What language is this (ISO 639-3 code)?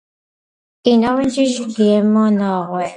kat